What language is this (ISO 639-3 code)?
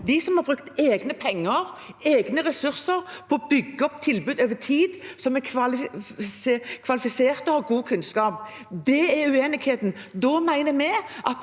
nor